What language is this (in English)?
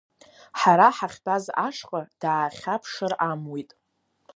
Abkhazian